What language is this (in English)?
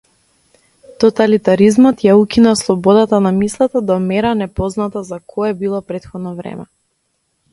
Macedonian